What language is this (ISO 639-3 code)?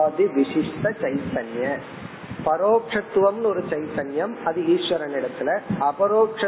tam